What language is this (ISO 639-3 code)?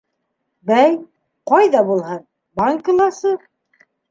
bak